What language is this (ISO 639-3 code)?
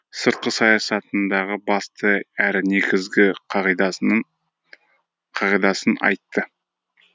kaz